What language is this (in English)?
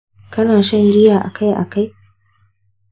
Hausa